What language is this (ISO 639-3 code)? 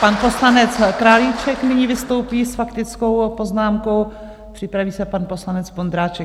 ces